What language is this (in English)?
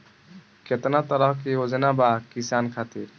Bhojpuri